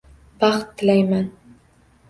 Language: Uzbek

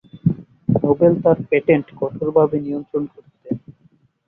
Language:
Bangla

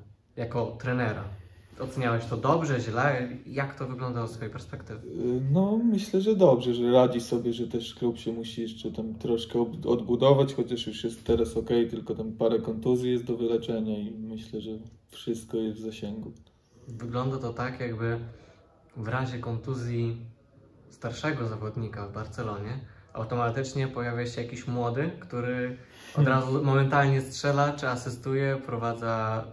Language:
Polish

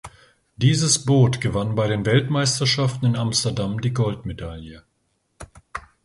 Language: German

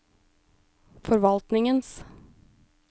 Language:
Norwegian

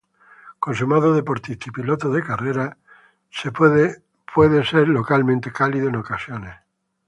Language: Spanish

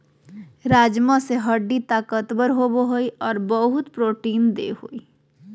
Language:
Magahi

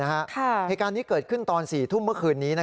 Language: Thai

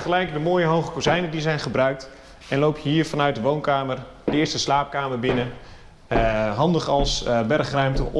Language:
Dutch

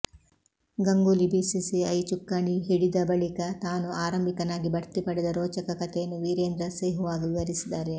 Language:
Kannada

